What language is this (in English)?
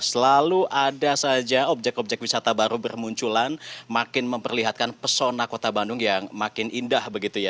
Indonesian